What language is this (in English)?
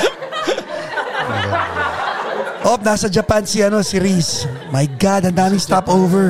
Filipino